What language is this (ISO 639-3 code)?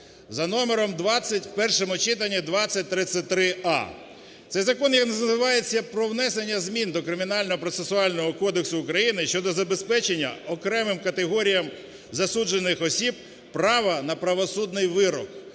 ukr